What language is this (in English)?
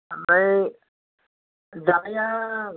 Bodo